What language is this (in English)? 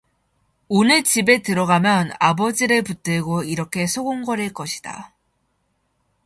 Korean